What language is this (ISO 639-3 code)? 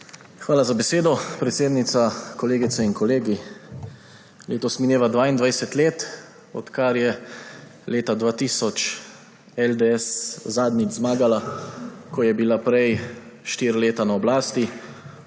slv